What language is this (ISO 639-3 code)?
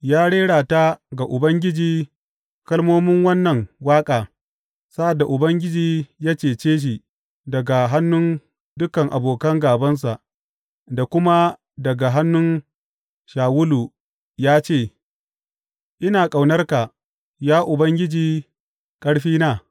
hau